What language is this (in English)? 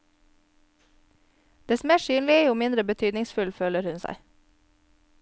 Norwegian